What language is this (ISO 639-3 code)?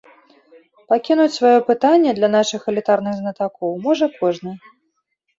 bel